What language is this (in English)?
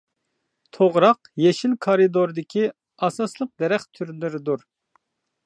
Uyghur